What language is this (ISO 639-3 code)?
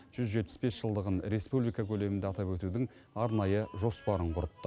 kaz